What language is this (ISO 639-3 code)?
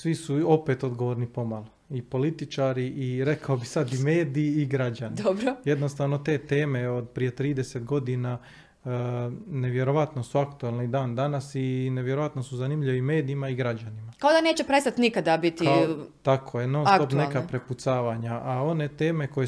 hrv